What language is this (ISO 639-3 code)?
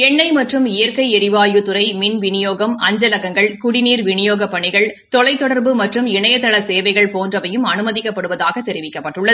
tam